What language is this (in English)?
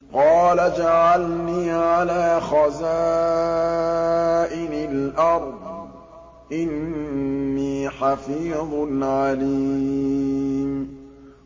Arabic